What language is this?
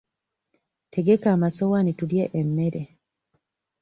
Ganda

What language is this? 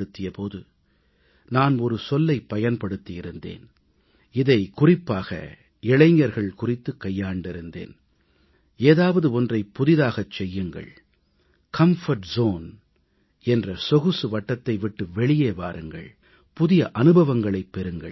Tamil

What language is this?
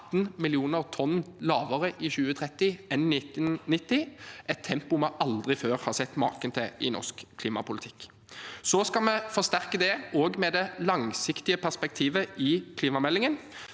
Norwegian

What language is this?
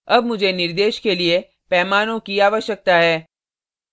Hindi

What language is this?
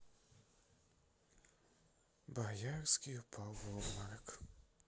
Russian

